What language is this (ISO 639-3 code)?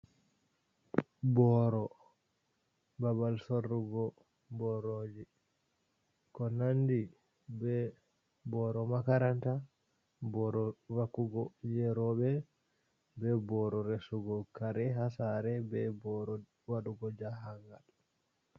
ful